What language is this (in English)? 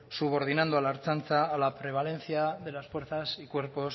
Spanish